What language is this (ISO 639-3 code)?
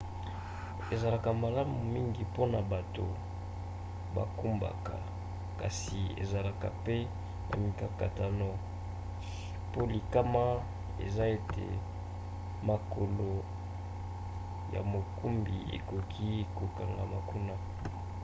lin